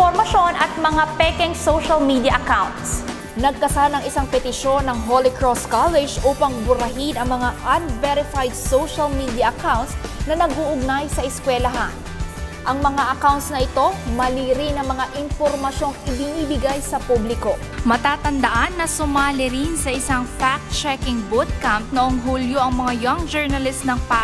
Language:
Filipino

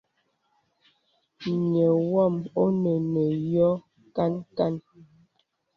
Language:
Bebele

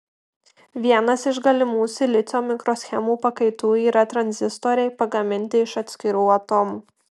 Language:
Lithuanian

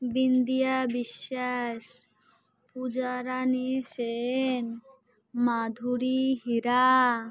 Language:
Odia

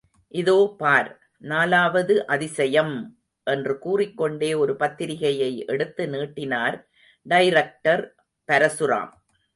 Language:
Tamil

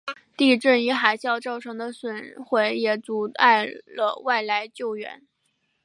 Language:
Chinese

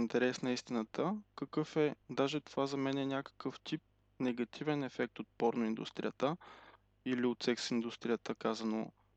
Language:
Bulgarian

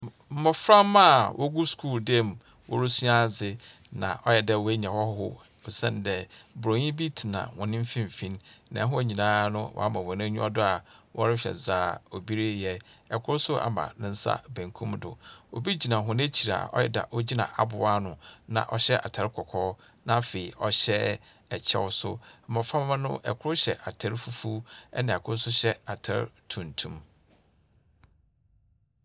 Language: Akan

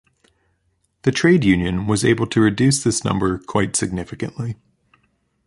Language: English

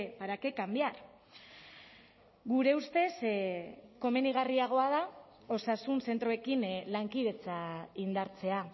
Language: Basque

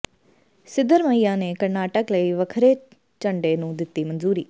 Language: Punjabi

